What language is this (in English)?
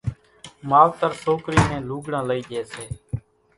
Kachi Koli